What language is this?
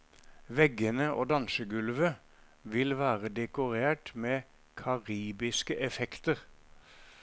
Norwegian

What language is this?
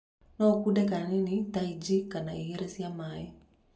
Kikuyu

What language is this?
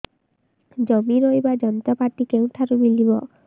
Odia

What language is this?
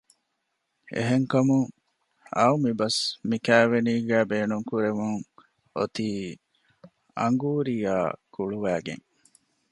Divehi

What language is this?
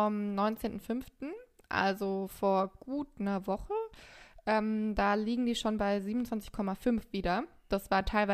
German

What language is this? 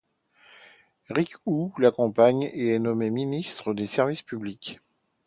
French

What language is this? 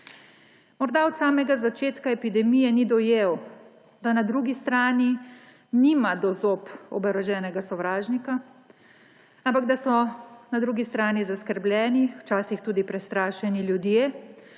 Slovenian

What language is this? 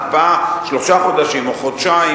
Hebrew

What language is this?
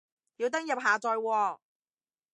Cantonese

